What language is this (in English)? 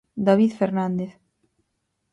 Galician